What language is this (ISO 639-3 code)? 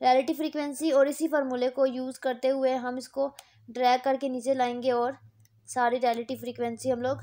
hin